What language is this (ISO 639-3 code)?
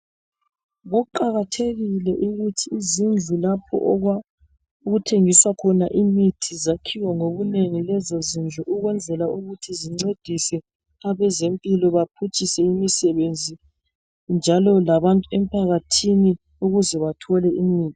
nde